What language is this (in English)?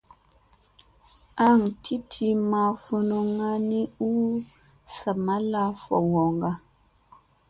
Musey